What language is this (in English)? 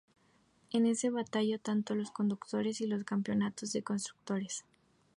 Spanish